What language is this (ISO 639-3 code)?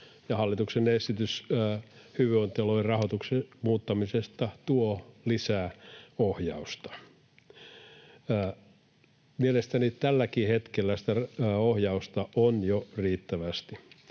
fin